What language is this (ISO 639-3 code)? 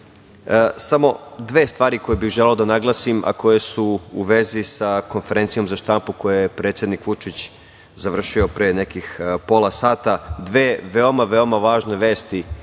srp